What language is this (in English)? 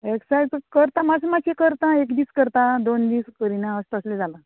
Konkani